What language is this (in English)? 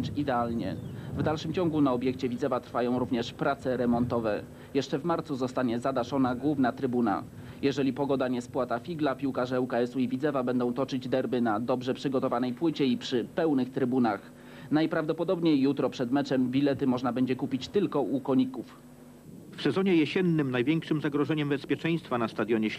Polish